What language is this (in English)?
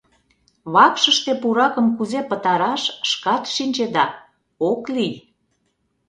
Mari